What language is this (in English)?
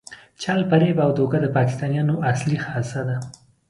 Pashto